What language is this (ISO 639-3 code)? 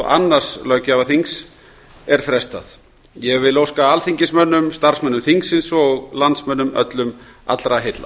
isl